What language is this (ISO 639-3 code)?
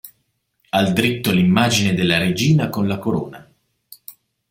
ita